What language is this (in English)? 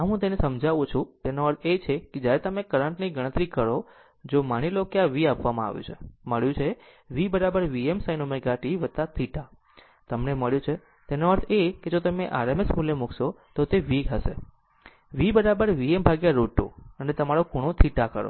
Gujarati